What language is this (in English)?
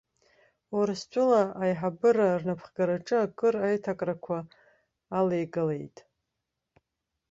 Abkhazian